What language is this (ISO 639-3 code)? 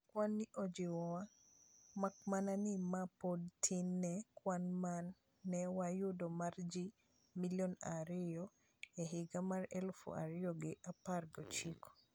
luo